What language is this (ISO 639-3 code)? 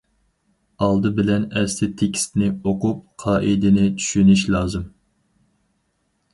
uig